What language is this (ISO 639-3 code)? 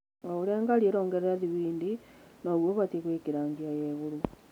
kik